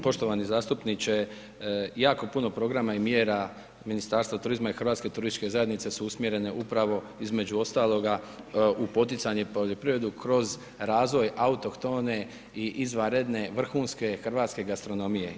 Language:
Croatian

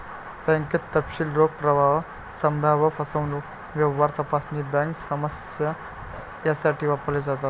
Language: Marathi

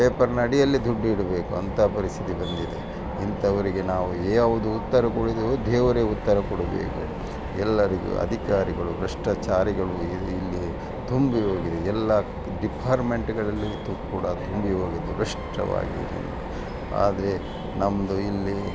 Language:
Kannada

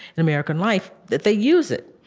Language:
English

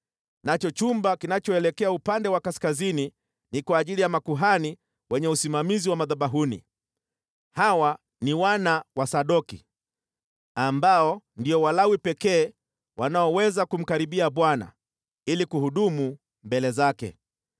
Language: Swahili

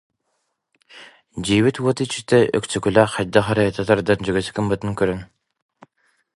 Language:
Yakut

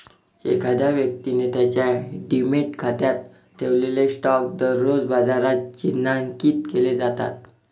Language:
Marathi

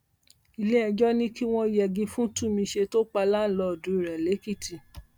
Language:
Yoruba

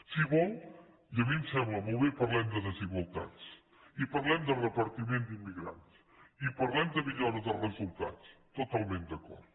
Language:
Catalan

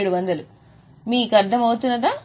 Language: Telugu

